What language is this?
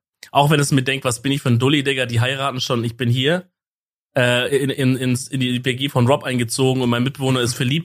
German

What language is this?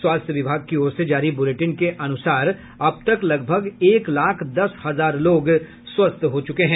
Hindi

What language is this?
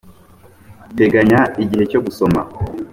Kinyarwanda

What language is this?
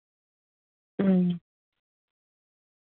Dogri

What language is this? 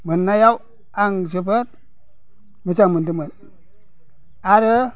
Bodo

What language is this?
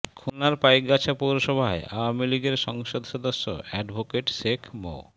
Bangla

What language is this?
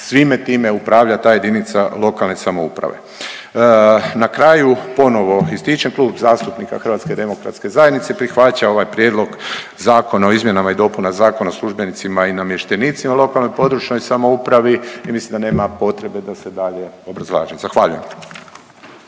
Croatian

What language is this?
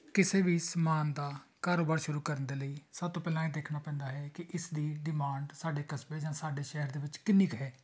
Punjabi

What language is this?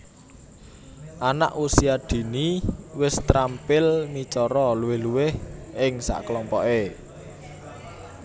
Javanese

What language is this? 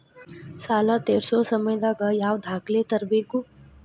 Kannada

